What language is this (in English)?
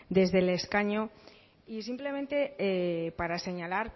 Spanish